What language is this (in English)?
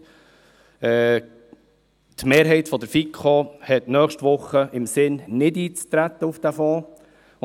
Swiss German